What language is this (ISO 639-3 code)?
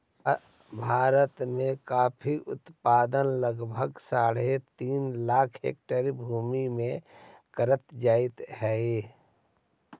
mag